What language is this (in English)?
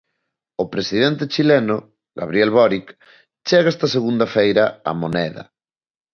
Galician